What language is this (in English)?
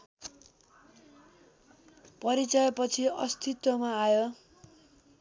Nepali